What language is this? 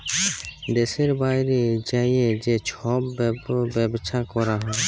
Bangla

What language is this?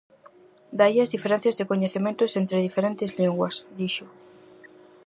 Galician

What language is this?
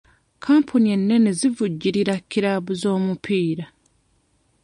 Ganda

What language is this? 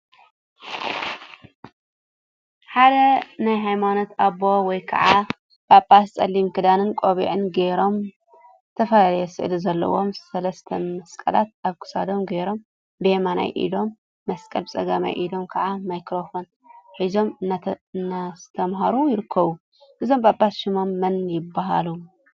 Tigrinya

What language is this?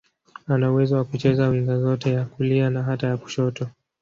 Swahili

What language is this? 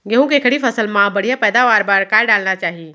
Chhattisgarhi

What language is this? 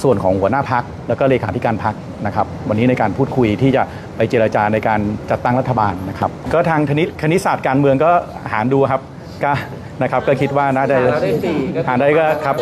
Thai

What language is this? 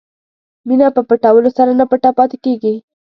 Pashto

